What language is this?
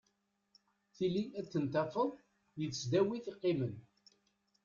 Kabyle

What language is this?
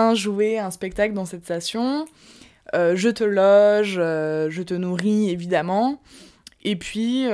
French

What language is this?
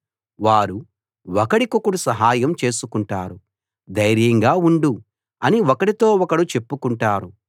Telugu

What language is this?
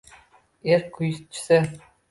Uzbek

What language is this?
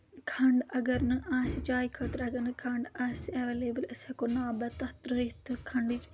Kashmiri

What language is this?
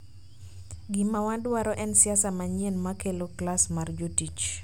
Luo (Kenya and Tanzania)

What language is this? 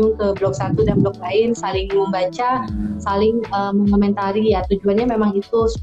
Indonesian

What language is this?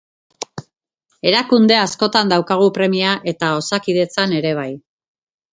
Basque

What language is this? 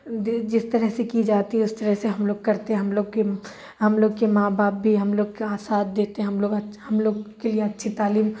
Urdu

